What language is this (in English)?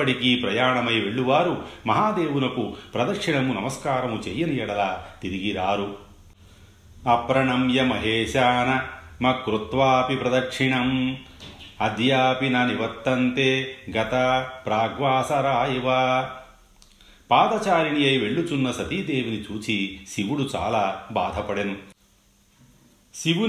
Telugu